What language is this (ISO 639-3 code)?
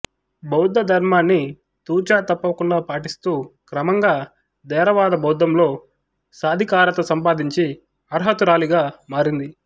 tel